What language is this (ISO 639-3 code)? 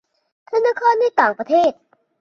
tha